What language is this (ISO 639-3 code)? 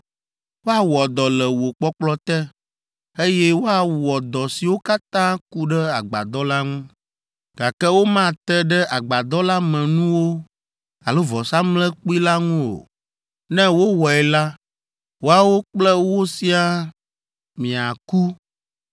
ewe